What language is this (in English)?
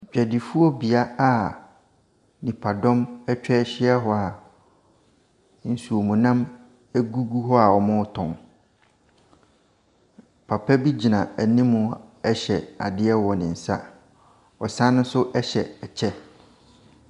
Akan